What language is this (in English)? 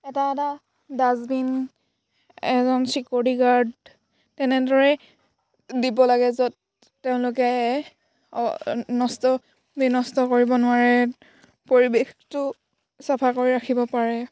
Assamese